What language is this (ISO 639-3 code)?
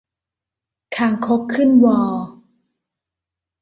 tha